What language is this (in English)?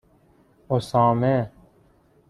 Persian